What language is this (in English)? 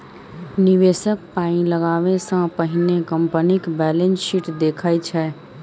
Maithili